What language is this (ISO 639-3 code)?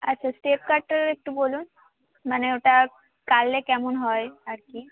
ben